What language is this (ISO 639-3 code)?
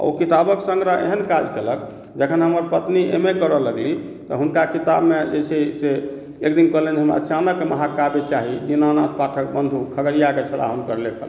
mai